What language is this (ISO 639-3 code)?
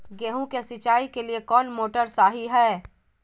mag